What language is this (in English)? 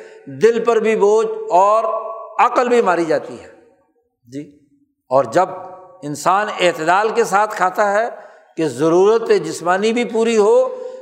Urdu